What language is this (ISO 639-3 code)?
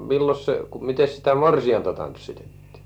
fin